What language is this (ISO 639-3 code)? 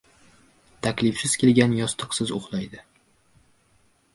uzb